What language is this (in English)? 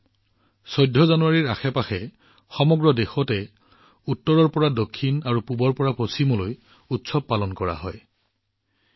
Assamese